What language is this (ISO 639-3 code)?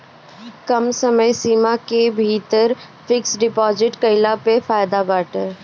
bho